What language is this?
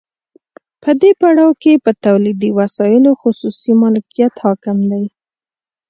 Pashto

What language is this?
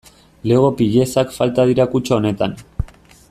Basque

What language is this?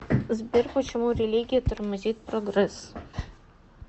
Russian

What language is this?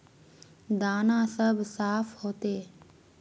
Magahi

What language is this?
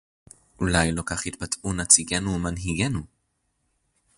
Hebrew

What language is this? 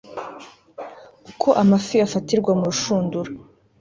Kinyarwanda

